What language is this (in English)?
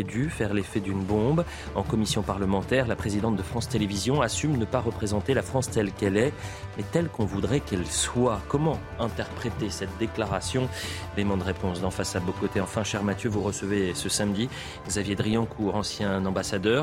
French